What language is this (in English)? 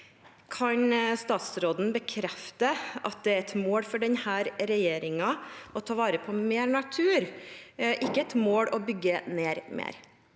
Norwegian